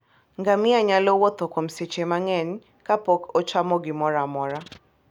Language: Luo (Kenya and Tanzania)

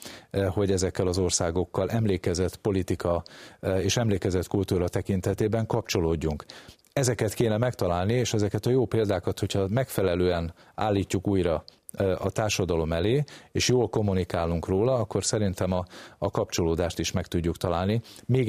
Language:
Hungarian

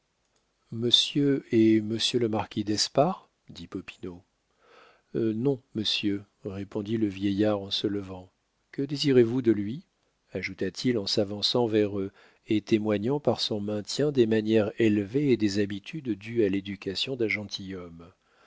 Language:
French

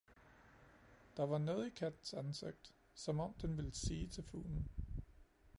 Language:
Danish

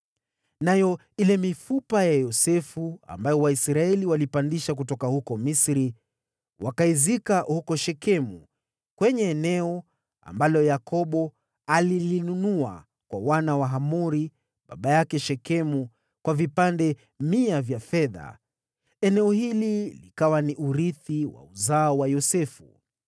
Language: Swahili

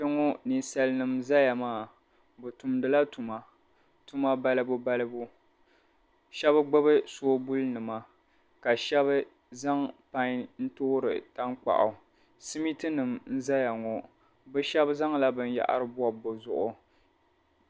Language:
Dagbani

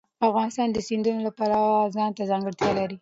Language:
Pashto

